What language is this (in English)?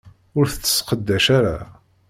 Kabyle